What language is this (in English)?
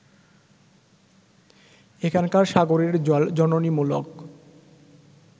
Bangla